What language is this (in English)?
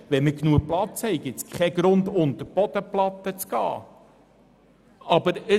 Swiss German